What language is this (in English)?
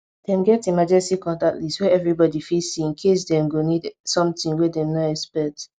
Nigerian Pidgin